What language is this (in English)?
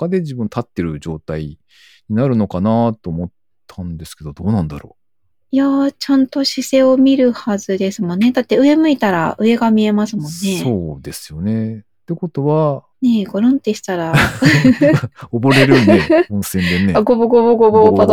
Japanese